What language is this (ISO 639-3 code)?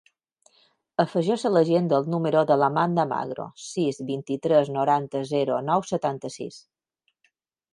cat